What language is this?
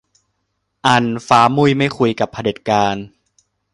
Thai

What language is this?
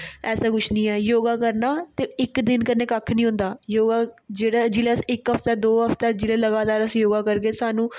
Dogri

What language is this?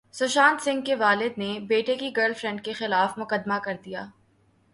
Urdu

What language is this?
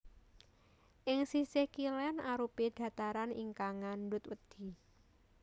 Javanese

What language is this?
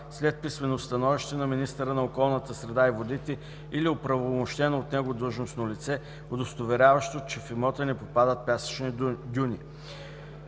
Bulgarian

